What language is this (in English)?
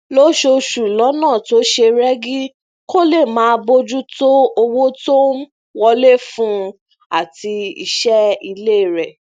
Yoruba